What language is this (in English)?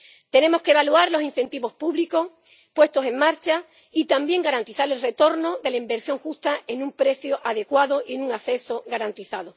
Spanish